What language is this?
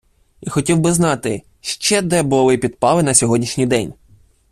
Ukrainian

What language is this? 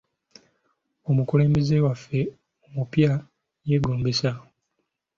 Ganda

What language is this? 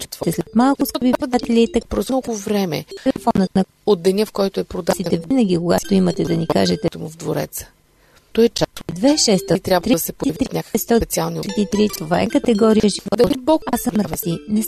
Bulgarian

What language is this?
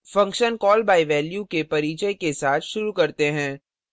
Hindi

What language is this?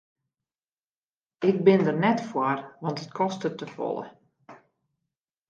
Western Frisian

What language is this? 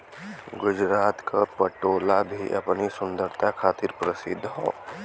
Bhojpuri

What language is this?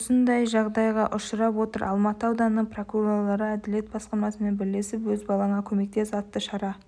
Kazakh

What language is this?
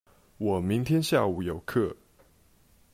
Chinese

